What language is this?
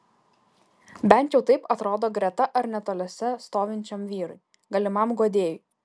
Lithuanian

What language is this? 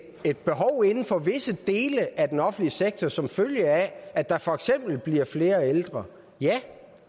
Danish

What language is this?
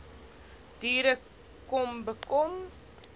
Afrikaans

